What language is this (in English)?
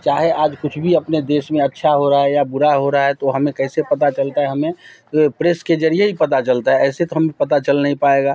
Hindi